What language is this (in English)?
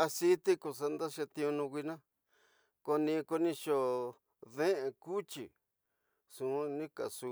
Tidaá Mixtec